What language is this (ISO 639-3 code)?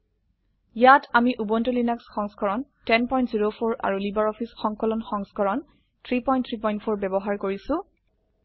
asm